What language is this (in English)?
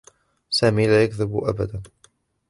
Arabic